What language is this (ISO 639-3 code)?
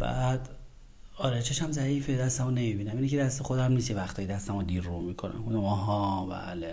fas